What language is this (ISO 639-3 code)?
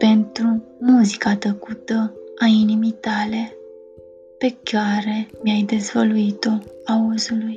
ron